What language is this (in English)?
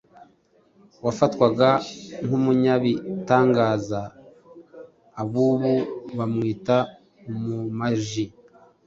Kinyarwanda